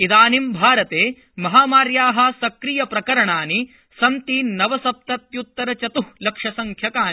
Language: Sanskrit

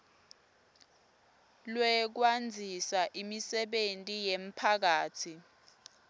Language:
Swati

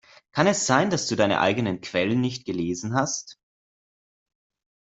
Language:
German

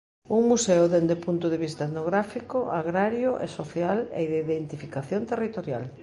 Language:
Galician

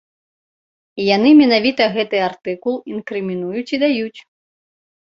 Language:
Belarusian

